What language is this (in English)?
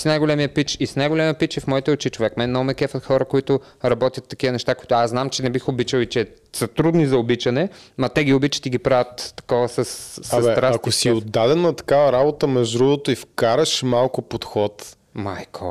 Bulgarian